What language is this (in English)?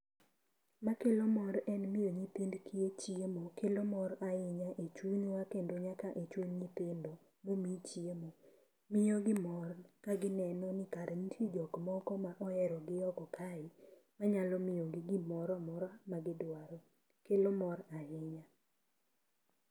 Luo (Kenya and Tanzania)